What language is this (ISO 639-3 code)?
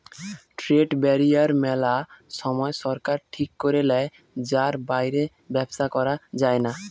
ben